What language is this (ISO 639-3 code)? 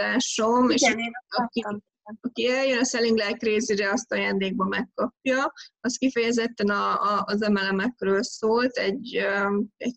hun